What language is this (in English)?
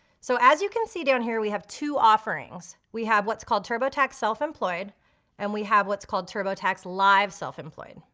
English